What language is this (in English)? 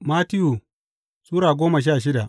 Hausa